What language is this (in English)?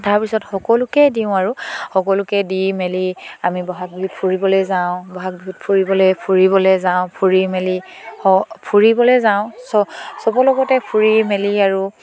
Assamese